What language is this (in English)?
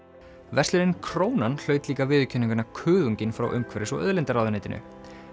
Icelandic